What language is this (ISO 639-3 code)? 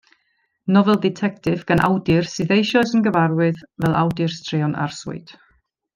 cym